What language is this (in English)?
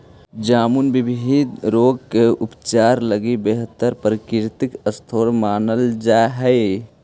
Magahi